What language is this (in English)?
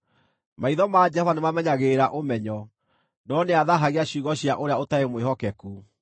Kikuyu